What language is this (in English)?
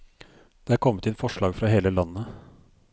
Norwegian